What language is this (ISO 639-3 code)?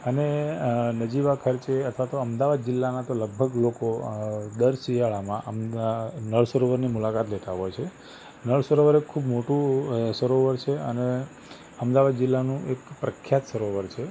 guj